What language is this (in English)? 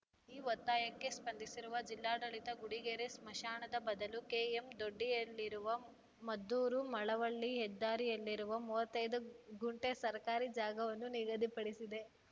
Kannada